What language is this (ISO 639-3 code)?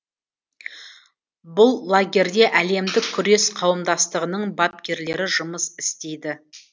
kaz